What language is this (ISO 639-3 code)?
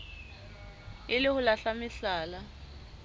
sot